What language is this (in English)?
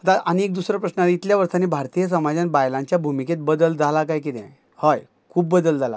Konkani